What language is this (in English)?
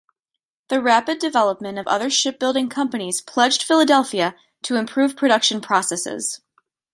English